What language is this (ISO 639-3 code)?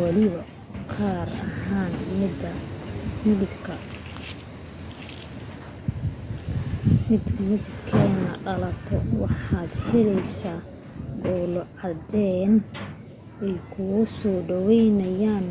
som